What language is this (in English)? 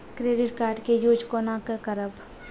Maithili